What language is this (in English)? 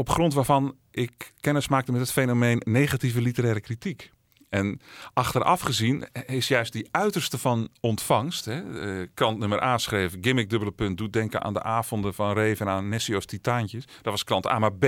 Dutch